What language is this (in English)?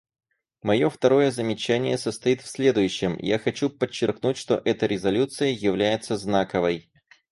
Russian